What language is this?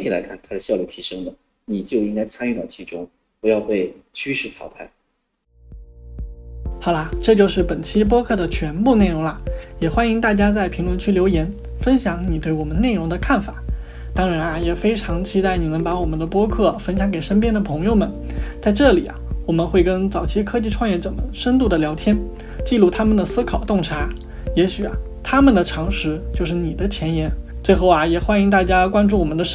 Chinese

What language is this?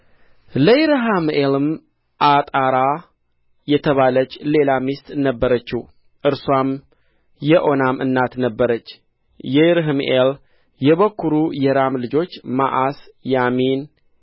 Amharic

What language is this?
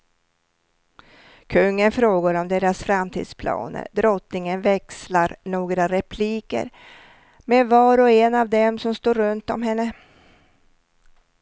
Swedish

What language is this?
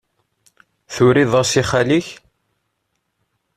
Kabyle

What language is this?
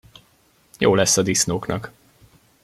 Hungarian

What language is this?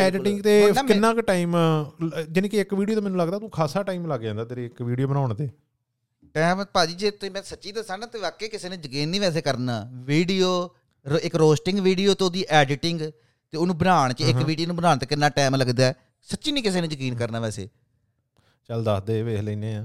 Punjabi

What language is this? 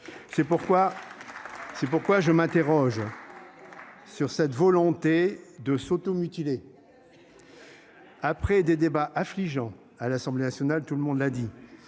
French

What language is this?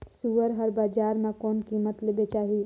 Chhattisgarhi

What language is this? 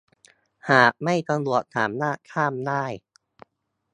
Thai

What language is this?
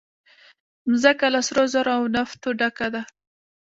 Pashto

